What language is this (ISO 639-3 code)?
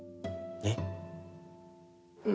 jpn